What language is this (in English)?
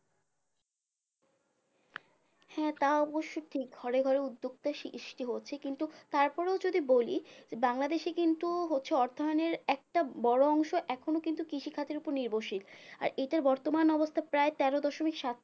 Bangla